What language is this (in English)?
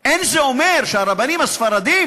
Hebrew